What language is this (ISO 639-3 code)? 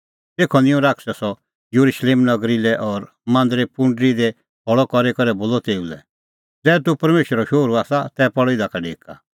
kfx